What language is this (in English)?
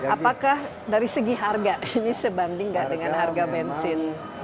Indonesian